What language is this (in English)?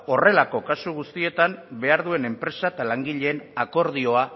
Basque